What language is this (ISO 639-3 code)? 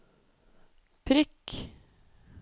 nor